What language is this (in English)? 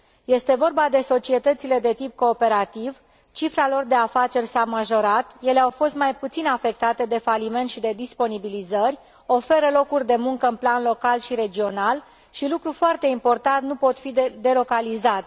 Romanian